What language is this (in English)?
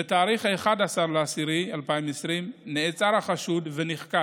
Hebrew